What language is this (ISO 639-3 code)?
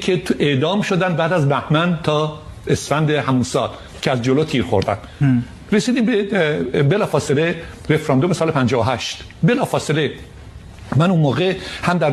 fas